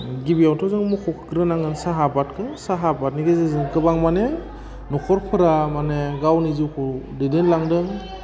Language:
Bodo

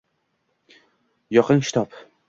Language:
Uzbek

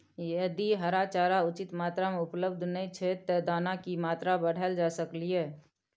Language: Maithili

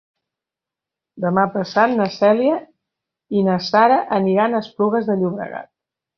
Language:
Catalan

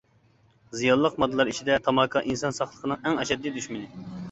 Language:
Uyghur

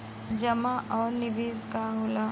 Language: Bhojpuri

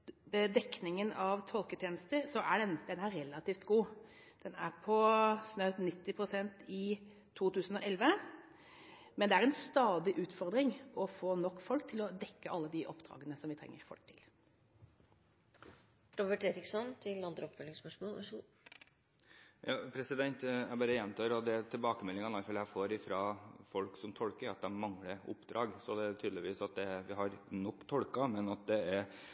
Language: Norwegian Bokmål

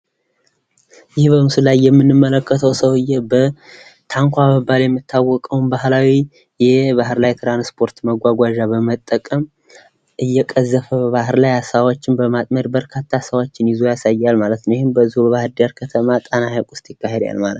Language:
Amharic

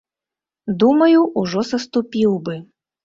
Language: Belarusian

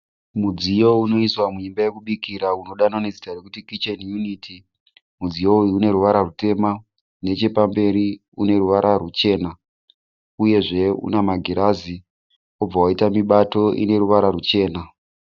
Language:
Shona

